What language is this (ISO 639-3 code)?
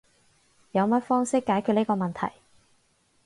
yue